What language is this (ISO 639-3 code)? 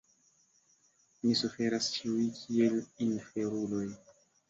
epo